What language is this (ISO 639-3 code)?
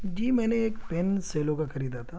urd